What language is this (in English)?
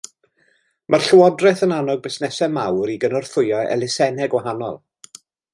Welsh